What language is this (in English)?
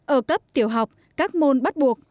Vietnamese